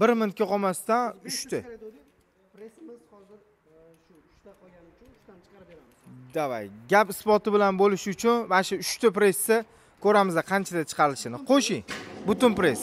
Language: Turkish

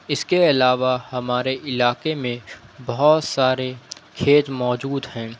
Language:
Urdu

